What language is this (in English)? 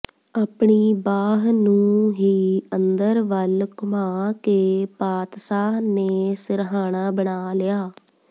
Punjabi